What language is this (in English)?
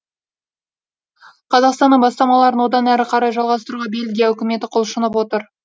Kazakh